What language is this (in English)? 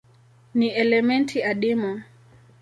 Swahili